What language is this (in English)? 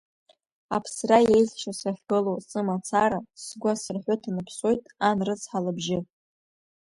Abkhazian